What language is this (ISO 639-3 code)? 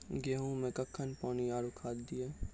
mai